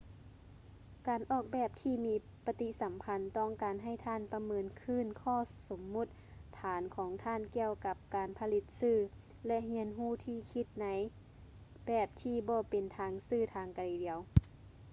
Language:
Lao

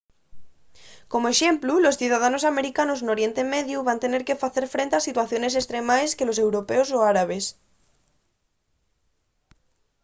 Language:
Asturian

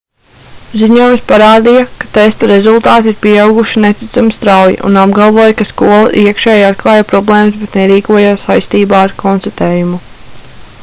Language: Latvian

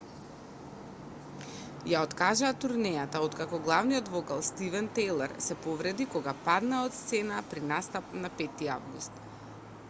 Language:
Macedonian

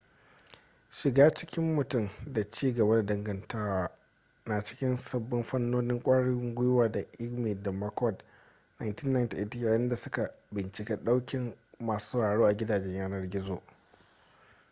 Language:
Hausa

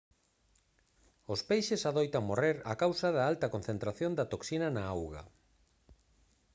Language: Galician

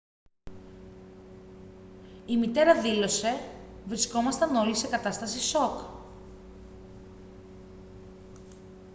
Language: Greek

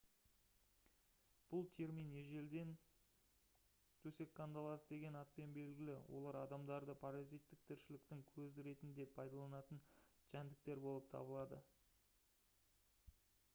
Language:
Kazakh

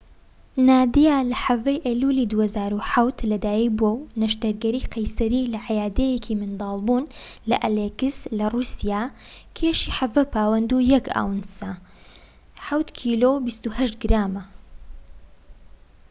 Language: Central Kurdish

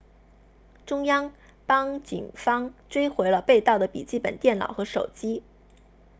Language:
Chinese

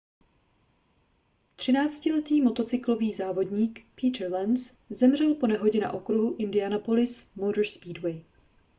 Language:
Czech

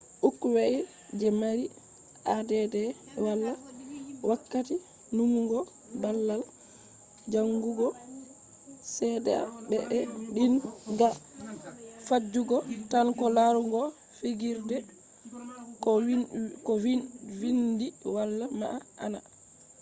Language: Fula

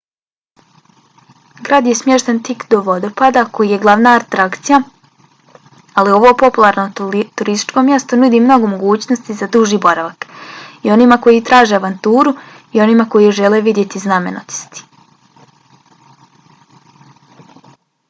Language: Bosnian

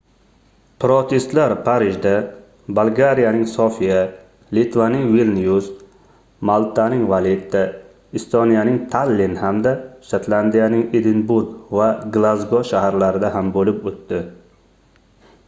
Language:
Uzbek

